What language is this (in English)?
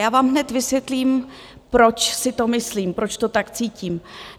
Czech